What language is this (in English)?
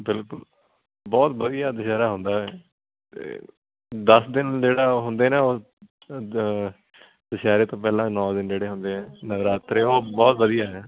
Punjabi